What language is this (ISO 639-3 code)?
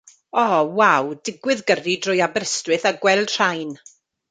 cym